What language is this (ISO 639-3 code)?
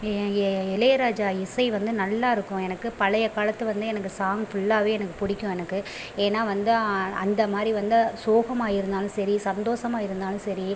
tam